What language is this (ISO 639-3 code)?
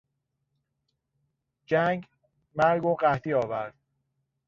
fas